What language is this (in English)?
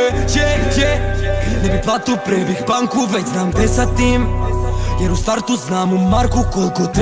Bosnian